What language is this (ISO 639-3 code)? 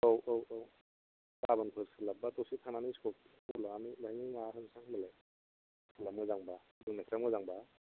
brx